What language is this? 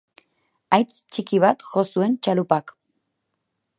Basque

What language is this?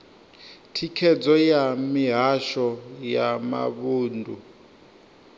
Venda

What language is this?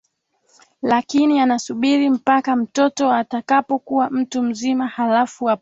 Swahili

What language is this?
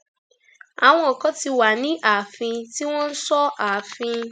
Yoruba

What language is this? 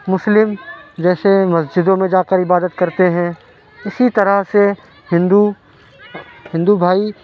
Urdu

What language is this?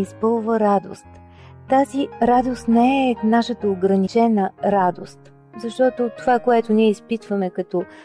Bulgarian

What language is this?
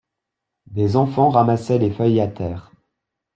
French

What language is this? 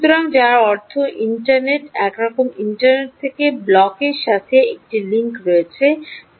Bangla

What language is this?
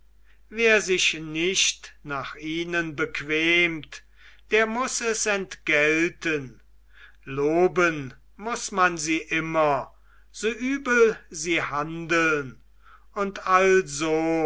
German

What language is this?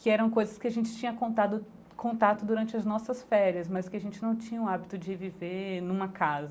Portuguese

